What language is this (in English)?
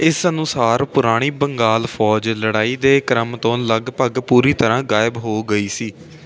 Punjabi